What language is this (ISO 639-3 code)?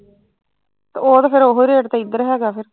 pan